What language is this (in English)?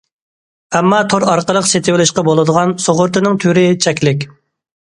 Uyghur